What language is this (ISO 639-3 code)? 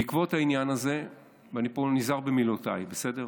heb